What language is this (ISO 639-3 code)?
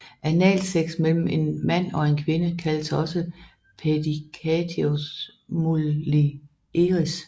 dan